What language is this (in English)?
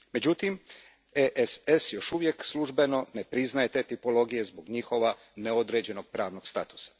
Croatian